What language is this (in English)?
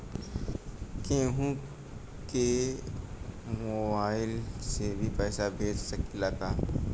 Bhojpuri